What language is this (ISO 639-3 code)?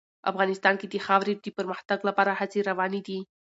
pus